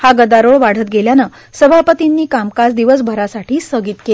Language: Marathi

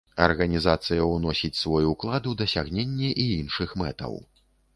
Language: Belarusian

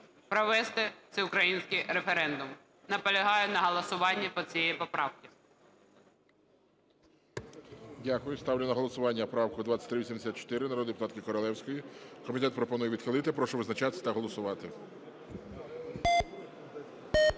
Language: Ukrainian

